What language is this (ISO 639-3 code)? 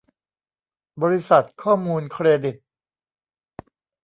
tha